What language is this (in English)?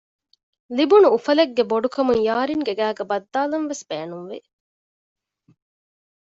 Divehi